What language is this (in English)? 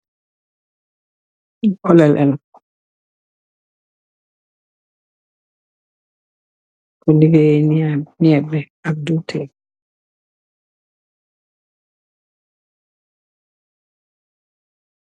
Wolof